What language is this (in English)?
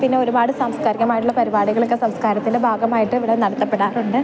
Malayalam